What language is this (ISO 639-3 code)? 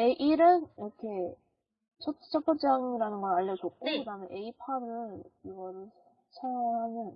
kor